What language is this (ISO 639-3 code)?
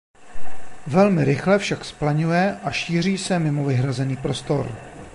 ces